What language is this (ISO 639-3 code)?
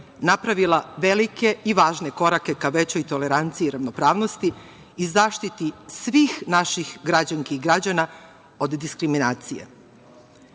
srp